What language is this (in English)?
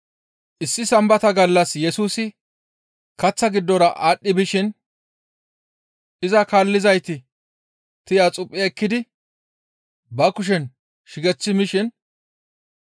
Gamo